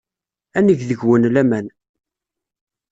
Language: Kabyle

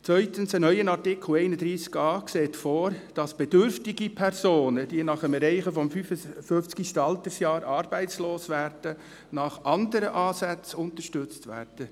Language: Swiss German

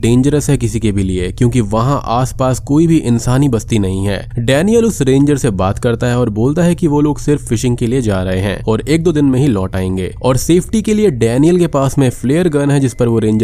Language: Hindi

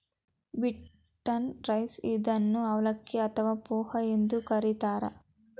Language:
Kannada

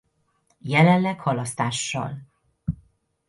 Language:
Hungarian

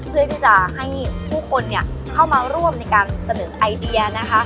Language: Thai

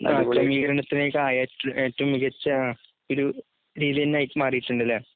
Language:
Malayalam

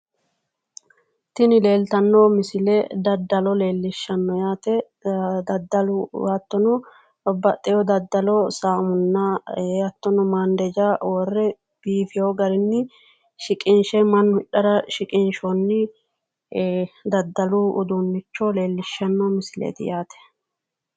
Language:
Sidamo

